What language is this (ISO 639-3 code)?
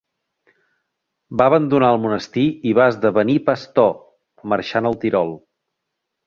cat